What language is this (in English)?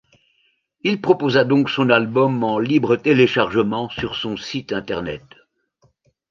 French